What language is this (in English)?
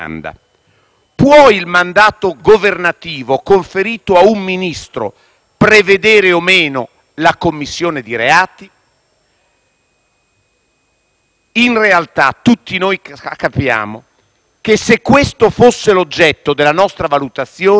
Italian